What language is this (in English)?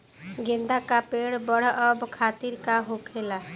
Bhojpuri